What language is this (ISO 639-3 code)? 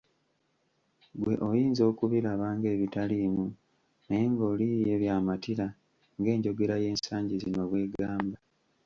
lug